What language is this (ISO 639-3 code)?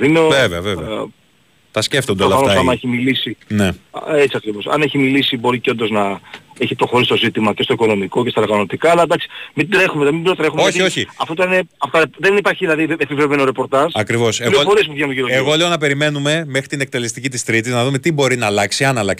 ell